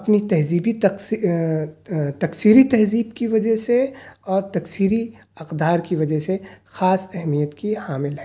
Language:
Urdu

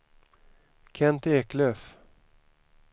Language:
Swedish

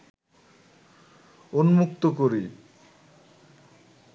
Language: Bangla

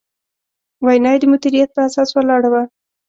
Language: Pashto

